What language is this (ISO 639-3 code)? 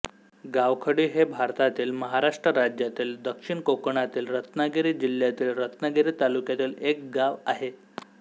mar